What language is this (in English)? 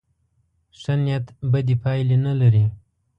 Pashto